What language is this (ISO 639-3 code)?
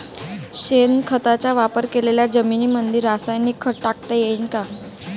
mar